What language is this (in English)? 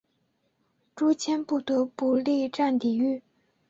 Chinese